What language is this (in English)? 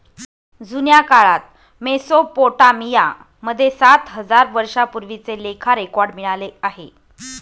Marathi